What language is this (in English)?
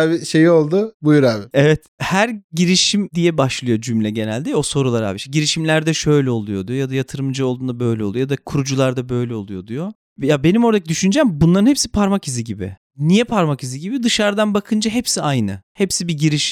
Turkish